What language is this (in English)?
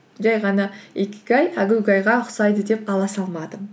Kazakh